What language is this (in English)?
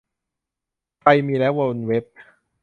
Thai